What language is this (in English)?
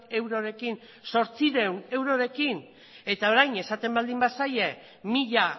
Basque